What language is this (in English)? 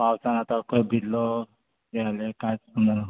Konkani